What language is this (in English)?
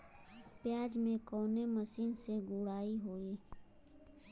Bhojpuri